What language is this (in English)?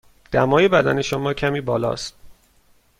Persian